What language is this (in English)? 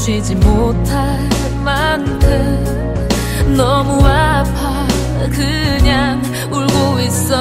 Korean